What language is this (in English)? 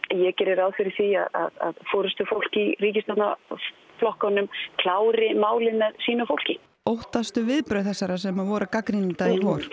Icelandic